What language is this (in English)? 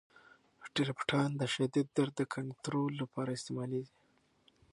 Pashto